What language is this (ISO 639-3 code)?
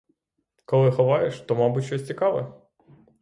ukr